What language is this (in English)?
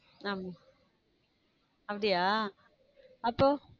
Tamil